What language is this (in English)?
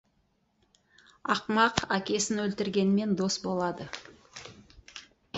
Kazakh